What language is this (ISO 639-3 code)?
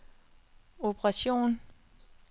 dan